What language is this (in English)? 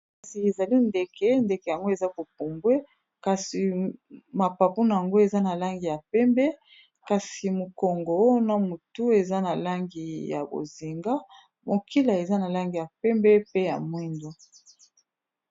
Lingala